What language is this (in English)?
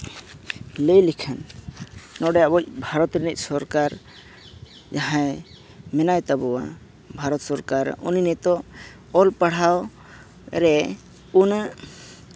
Santali